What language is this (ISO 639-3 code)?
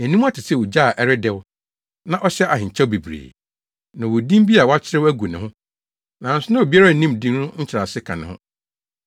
aka